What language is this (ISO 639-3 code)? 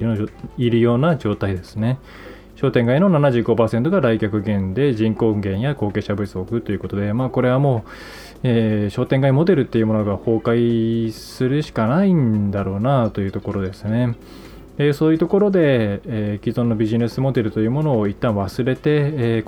jpn